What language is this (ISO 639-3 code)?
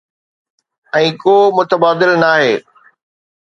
snd